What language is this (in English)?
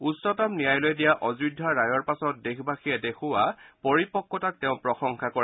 Assamese